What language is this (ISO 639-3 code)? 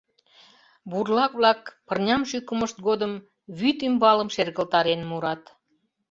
chm